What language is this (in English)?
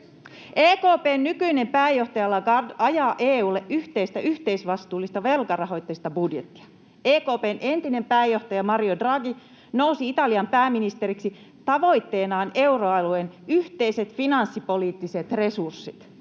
Finnish